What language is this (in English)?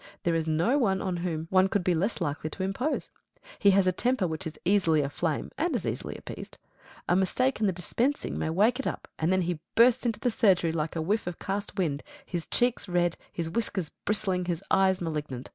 English